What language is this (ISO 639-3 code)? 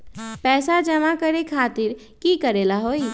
mag